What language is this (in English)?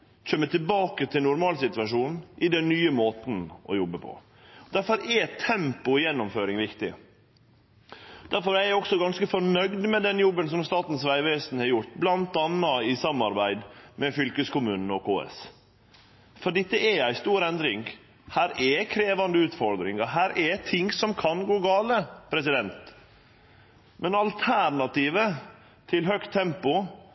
Norwegian Nynorsk